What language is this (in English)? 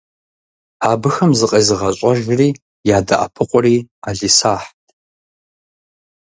Kabardian